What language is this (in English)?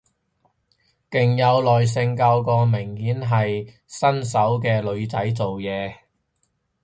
Cantonese